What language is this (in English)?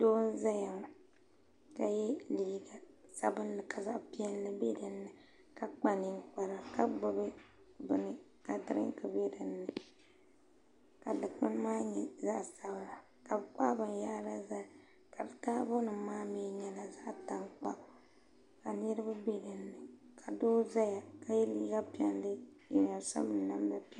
Dagbani